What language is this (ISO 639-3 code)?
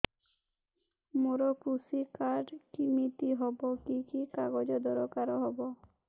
ori